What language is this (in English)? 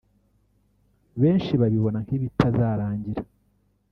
Kinyarwanda